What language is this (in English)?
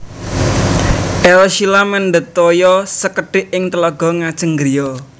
Javanese